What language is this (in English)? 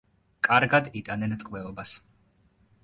Georgian